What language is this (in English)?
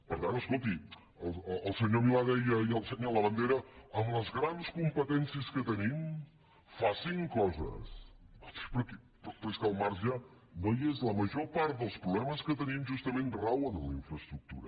Catalan